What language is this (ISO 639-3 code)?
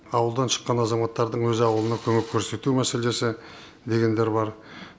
kaz